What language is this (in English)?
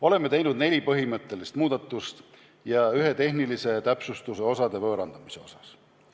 Estonian